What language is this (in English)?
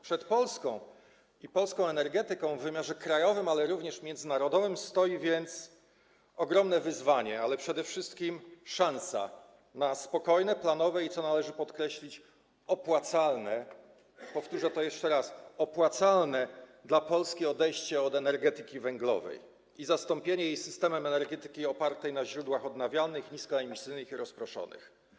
Polish